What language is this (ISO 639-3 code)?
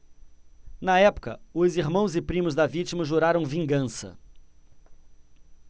por